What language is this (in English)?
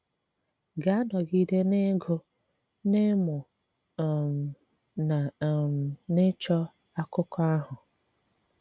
Igbo